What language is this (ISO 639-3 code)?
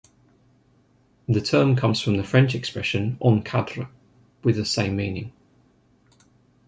eng